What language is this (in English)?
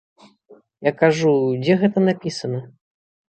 Belarusian